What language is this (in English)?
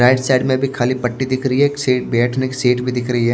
Hindi